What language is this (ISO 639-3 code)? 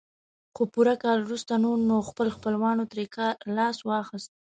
pus